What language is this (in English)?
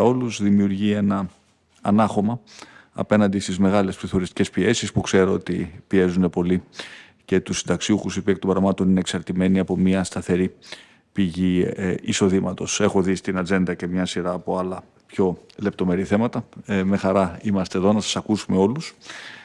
Greek